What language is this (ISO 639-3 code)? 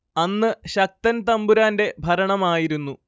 mal